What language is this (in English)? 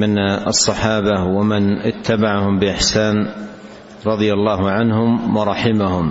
Arabic